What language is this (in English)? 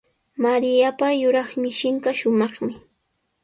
Sihuas Ancash Quechua